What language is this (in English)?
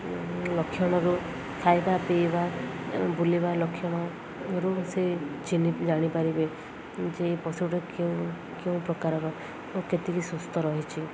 Odia